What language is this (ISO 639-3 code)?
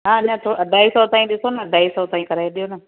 snd